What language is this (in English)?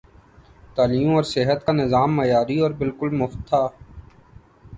Urdu